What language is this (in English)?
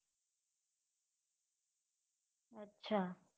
Gujarati